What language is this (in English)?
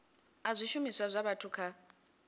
Venda